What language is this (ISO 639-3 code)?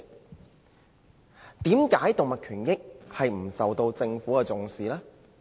yue